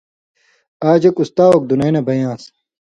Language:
Indus Kohistani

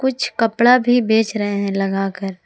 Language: Hindi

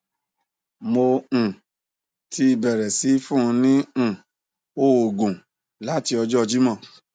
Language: Yoruba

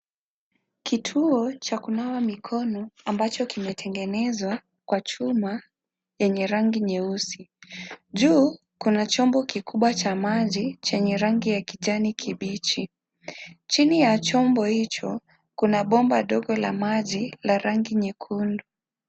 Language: Swahili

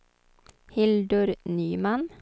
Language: Swedish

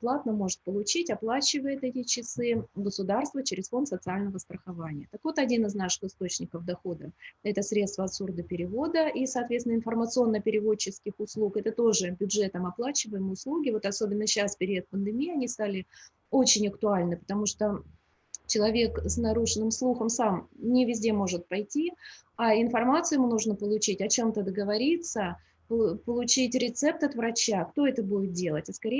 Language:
Russian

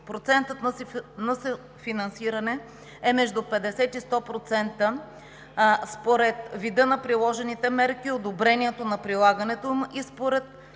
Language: Bulgarian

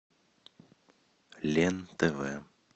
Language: Russian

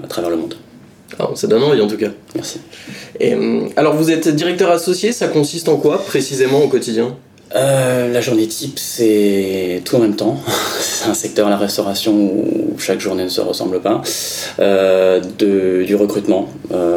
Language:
French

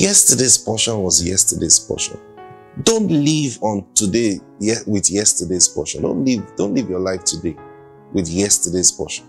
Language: English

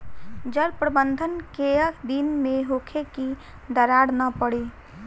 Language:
Bhojpuri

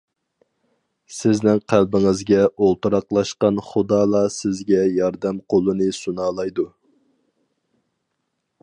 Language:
Uyghur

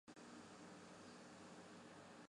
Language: Chinese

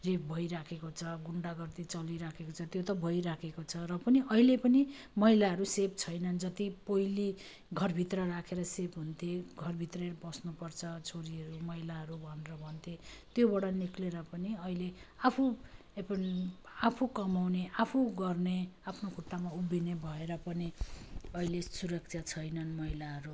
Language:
Nepali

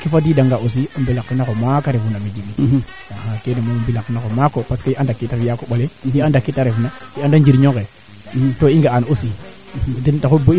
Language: Serer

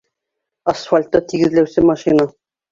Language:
Bashkir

